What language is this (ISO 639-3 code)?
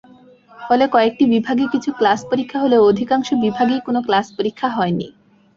ben